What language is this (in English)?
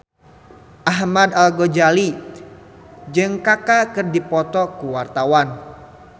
Sundanese